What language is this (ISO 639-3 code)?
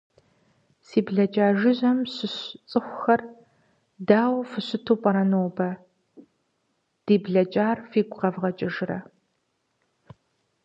kbd